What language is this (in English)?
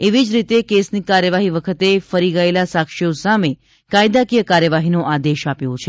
Gujarati